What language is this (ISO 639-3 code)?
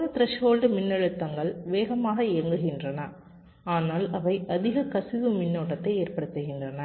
tam